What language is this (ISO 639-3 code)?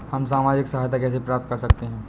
hin